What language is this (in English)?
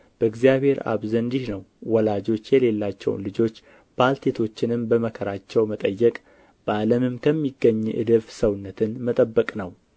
Amharic